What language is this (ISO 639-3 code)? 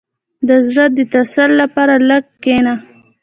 pus